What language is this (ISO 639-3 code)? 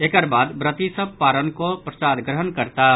mai